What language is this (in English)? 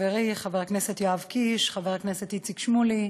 Hebrew